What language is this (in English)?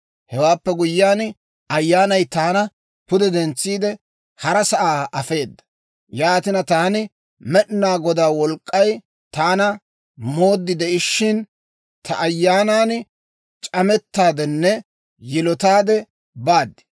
Dawro